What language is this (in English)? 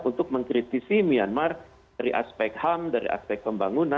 Indonesian